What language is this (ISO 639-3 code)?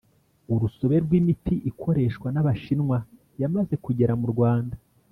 kin